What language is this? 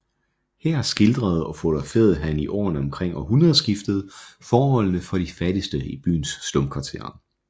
Danish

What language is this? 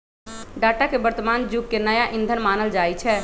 Magahi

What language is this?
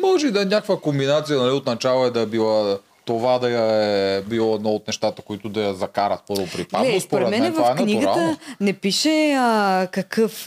Bulgarian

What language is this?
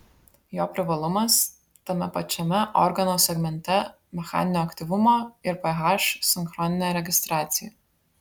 Lithuanian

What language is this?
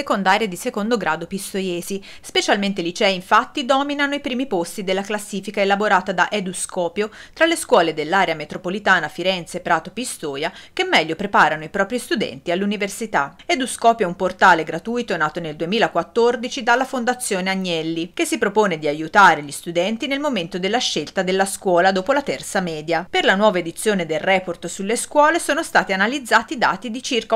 Italian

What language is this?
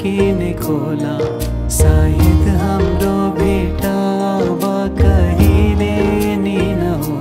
Hindi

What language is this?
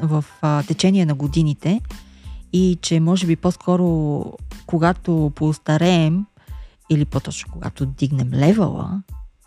Bulgarian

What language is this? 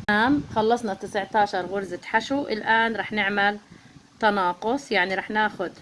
Arabic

